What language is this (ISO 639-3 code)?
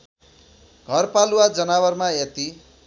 nep